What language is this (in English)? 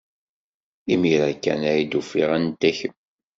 Kabyle